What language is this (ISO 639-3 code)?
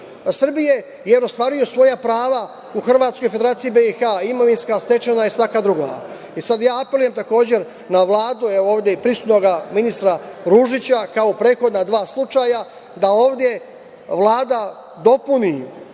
srp